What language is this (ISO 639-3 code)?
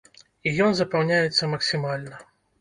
bel